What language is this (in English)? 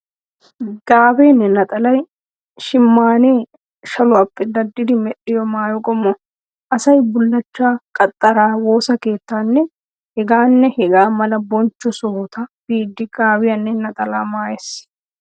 Wolaytta